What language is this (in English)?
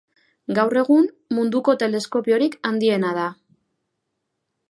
Basque